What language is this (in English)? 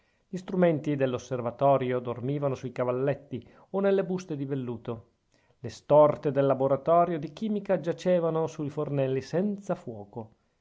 Italian